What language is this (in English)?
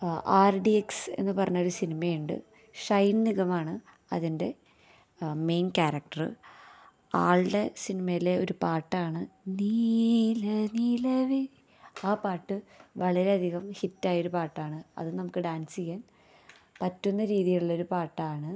Malayalam